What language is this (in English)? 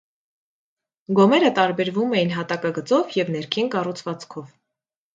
Armenian